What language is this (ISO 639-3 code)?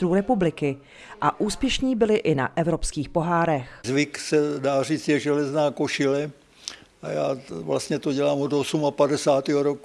ces